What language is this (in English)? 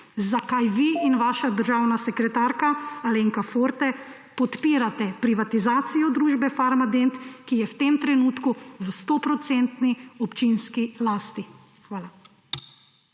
Slovenian